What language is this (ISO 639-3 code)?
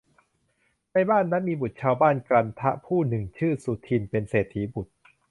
tha